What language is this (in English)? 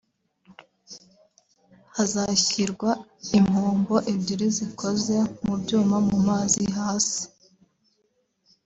Kinyarwanda